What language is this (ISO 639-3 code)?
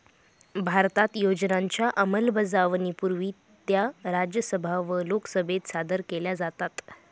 mar